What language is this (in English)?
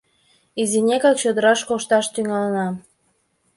Mari